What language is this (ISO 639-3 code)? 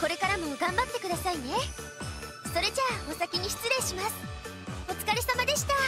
jpn